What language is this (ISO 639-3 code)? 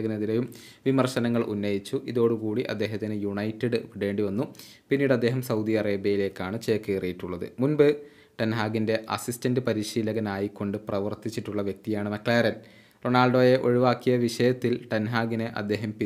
mal